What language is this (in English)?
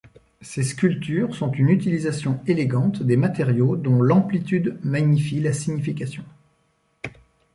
French